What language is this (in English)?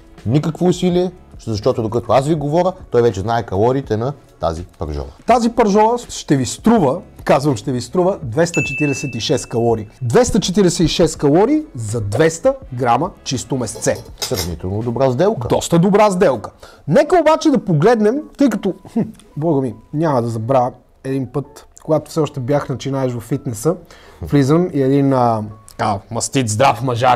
Bulgarian